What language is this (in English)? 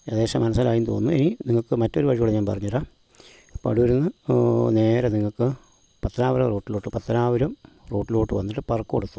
Malayalam